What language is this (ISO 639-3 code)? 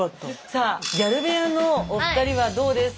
jpn